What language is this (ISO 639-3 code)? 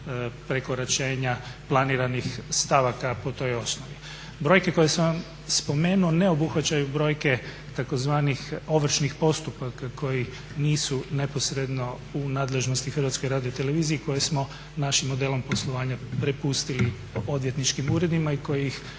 hrv